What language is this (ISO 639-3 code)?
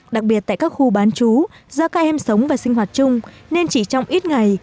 vie